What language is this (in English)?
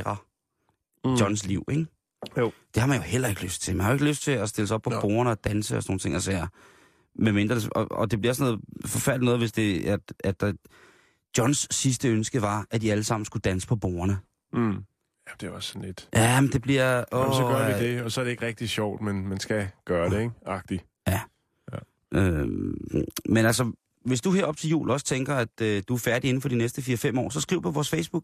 Danish